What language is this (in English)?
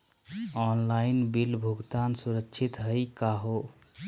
Magahi